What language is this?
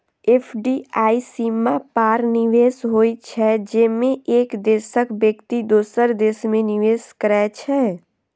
Maithili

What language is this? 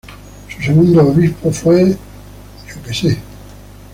Spanish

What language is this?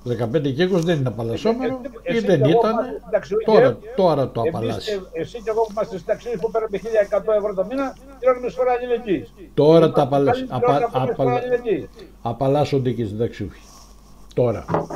Greek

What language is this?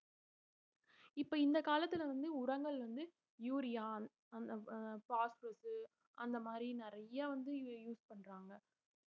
Tamil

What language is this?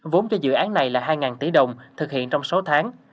Vietnamese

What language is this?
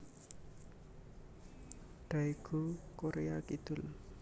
Javanese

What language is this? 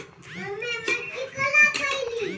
Marathi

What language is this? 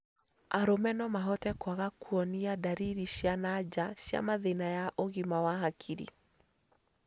Kikuyu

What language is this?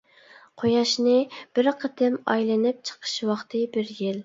Uyghur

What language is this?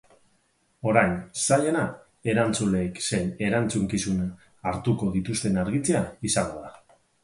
Basque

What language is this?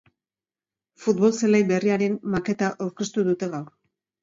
Basque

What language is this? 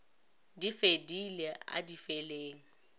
Northern Sotho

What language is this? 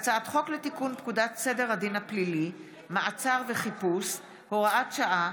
Hebrew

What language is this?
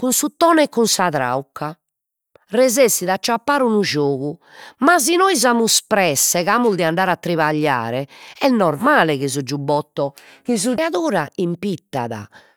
Sardinian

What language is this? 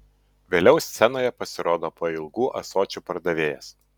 Lithuanian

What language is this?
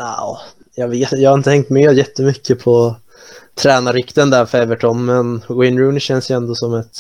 Swedish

